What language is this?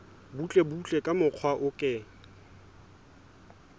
Southern Sotho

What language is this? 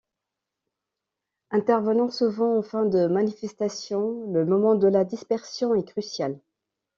French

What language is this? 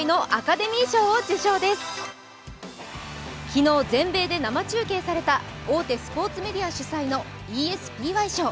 Japanese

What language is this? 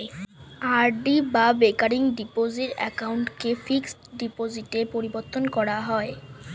Bangla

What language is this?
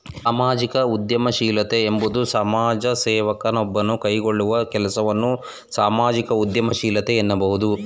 Kannada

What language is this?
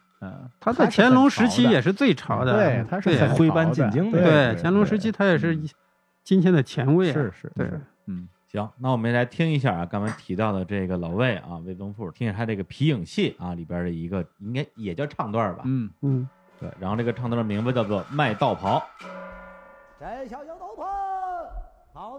Chinese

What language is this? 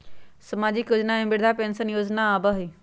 Magahi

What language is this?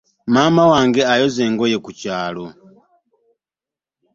Ganda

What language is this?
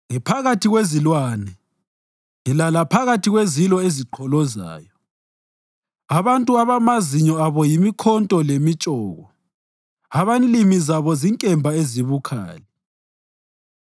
North Ndebele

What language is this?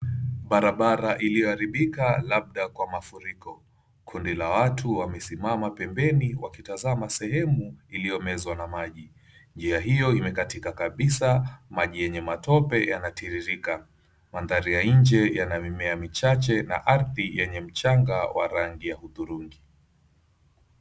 Swahili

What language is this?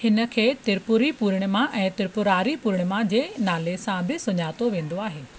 Sindhi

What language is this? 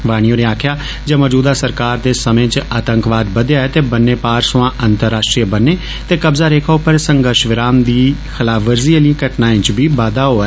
Dogri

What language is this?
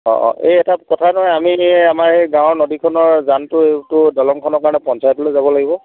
Assamese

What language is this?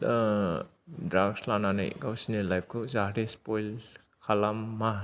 Bodo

